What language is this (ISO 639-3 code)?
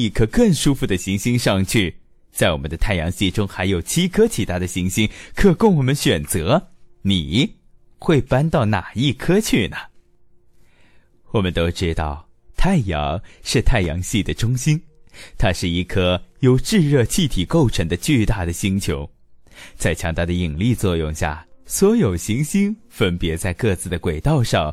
zho